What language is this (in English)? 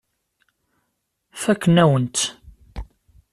Kabyle